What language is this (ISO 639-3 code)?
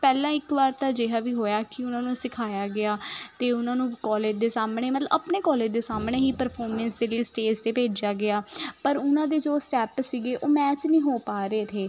pan